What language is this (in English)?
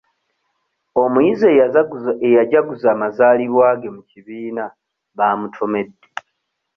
Ganda